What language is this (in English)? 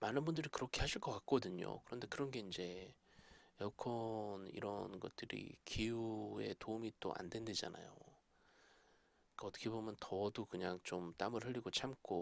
Korean